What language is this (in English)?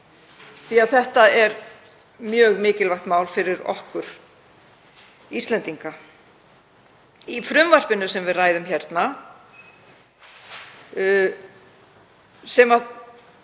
Icelandic